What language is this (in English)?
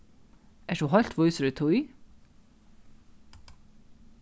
Faroese